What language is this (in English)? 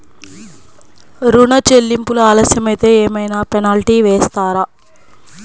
Telugu